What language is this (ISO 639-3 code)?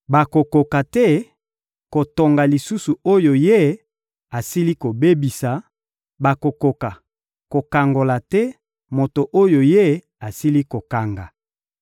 lin